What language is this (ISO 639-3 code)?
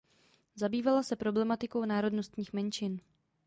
ces